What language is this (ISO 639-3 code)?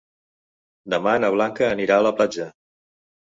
cat